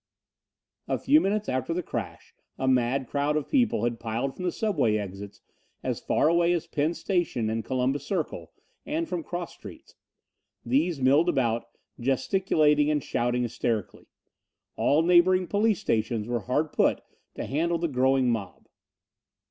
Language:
English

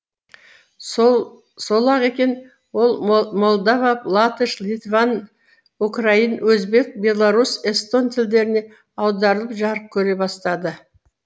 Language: Kazakh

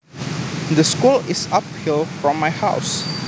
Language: Javanese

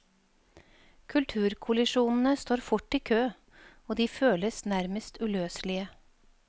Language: Norwegian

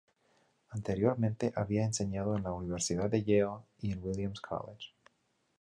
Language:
Spanish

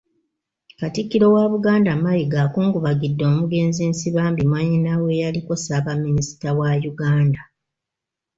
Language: Ganda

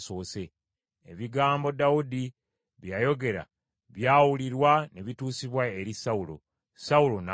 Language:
Ganda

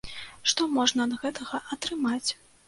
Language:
Belarusian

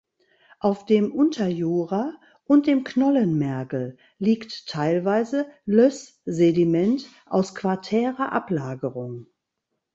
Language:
German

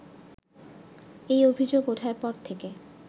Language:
Bangla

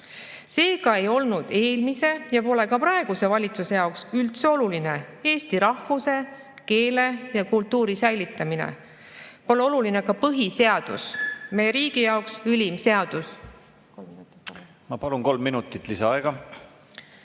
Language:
Estonian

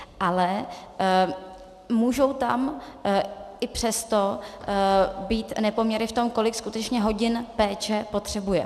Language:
Czech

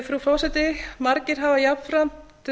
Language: Icelandic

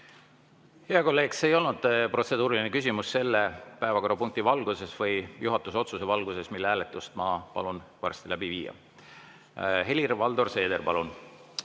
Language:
Estonian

